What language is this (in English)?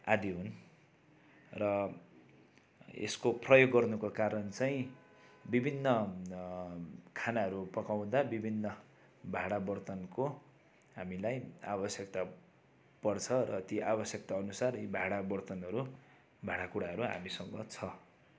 Nepali